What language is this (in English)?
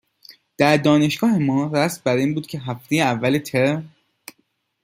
Persian